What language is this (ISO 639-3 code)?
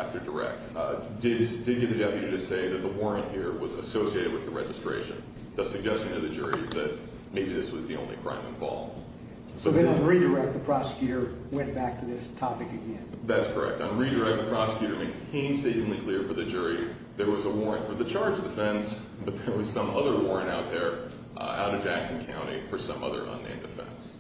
eng